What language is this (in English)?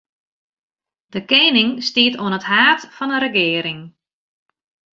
Western Frisian